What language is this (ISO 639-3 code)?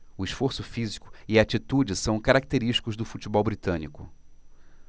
por